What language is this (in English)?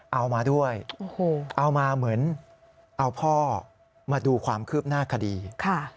Thai